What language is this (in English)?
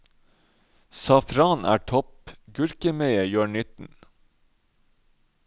Norwegian